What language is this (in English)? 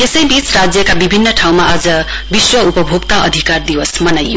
Nepali